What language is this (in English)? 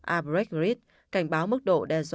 Vietnamese